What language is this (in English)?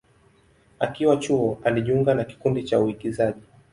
Swahili